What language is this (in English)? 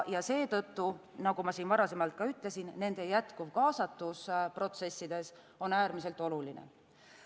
Estonian